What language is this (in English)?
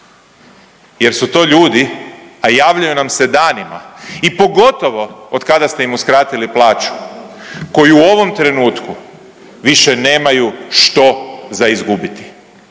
Croatian